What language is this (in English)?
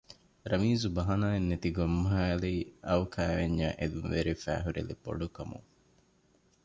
Divehi